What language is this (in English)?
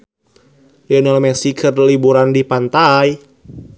Sundanese